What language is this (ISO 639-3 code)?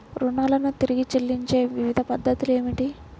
tel